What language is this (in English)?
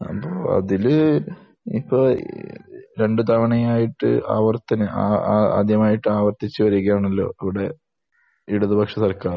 Malayalam